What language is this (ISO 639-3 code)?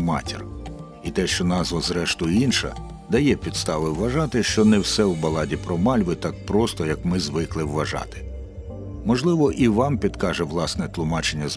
ukr